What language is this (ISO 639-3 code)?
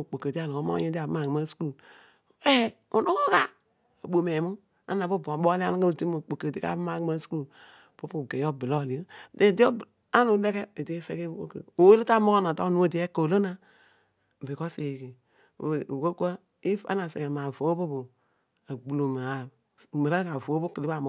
odu